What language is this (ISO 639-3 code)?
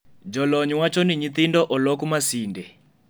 luo